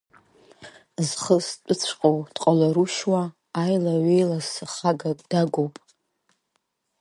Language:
Abkhazian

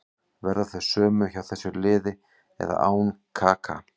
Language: Icelandic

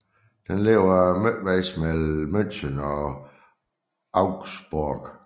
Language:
Danish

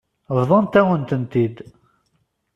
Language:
Kabyle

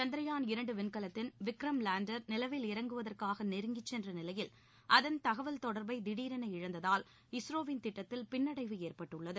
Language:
Tamil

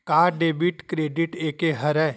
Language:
Chhattisgarhi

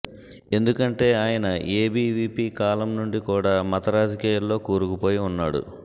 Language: Telugu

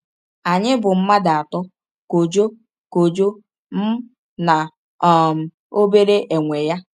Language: Igbo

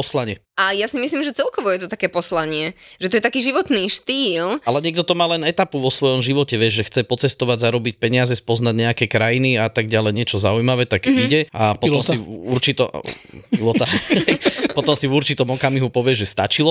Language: Slovak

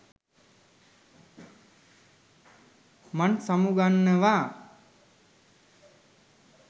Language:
Sinhala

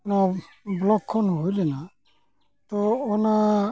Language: Santali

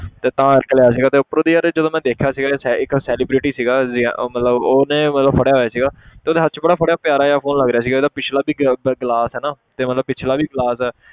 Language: Punjabi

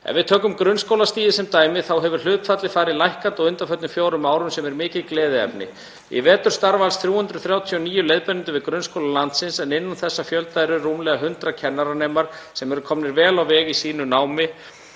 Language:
Icelandic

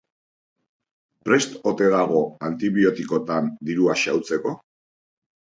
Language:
Basque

